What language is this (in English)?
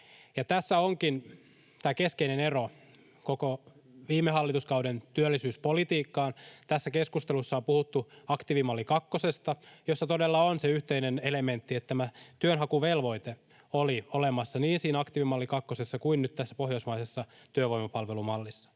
Finnish